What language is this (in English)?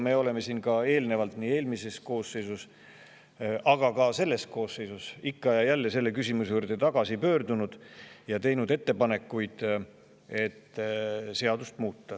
Estonian